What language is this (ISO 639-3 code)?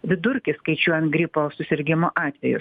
lit